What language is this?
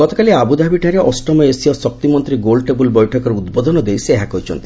Odia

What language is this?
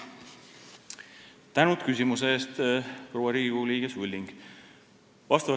Estonian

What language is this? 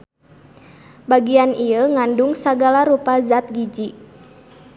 Sundanese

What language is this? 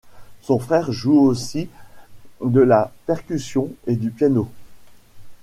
French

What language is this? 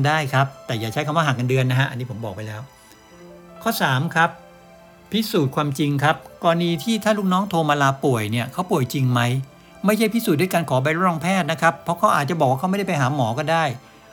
Thai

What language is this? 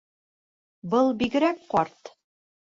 Bashkir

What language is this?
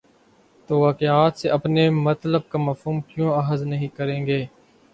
Urdu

